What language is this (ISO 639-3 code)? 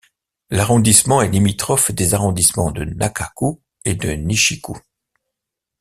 fra